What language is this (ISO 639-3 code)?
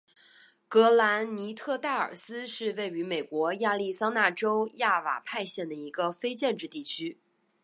zho